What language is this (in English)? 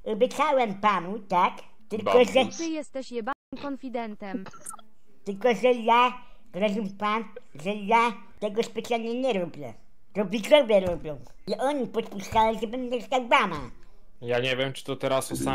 Polish